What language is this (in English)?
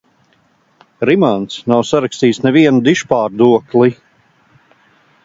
Latvian